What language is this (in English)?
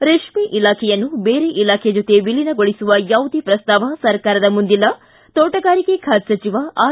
Kannada